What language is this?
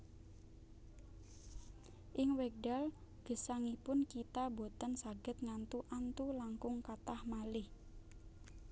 Javanese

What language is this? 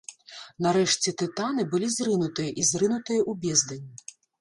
Belarusian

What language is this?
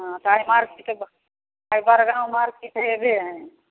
Maithili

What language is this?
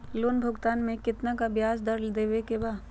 Magahi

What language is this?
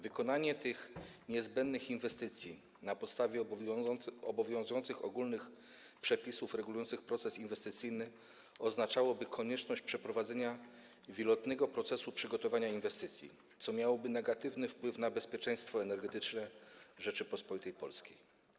Polish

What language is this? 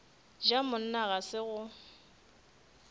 Northern Sotho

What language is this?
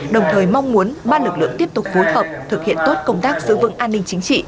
Vietnamese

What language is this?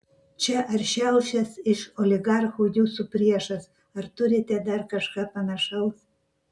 Lithuanian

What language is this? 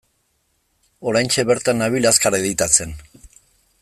Basque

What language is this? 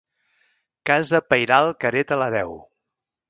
Catalan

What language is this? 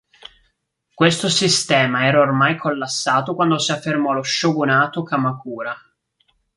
Italian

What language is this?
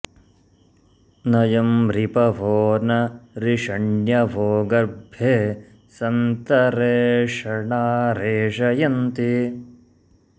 Sanskrit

